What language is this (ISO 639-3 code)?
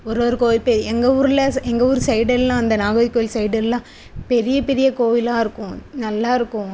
tam